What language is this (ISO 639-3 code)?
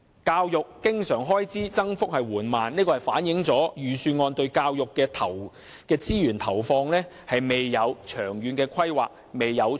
yue